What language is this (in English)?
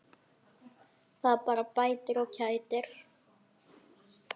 Icelandic